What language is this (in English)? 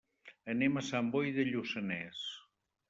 Catalan